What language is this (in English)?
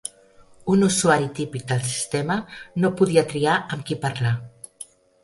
Catalan